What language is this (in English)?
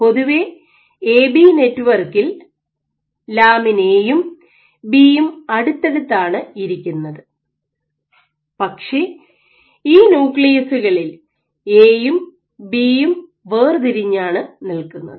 Malayalam